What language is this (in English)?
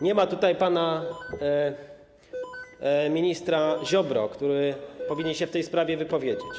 Polish